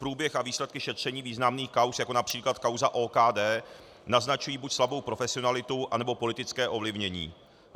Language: Czech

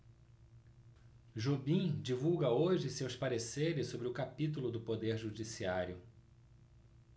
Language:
Portuguese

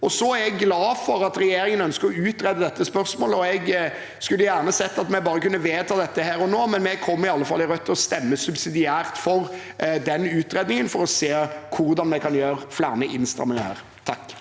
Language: Norwegian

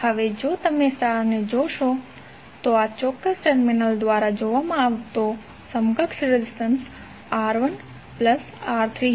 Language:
Gujarati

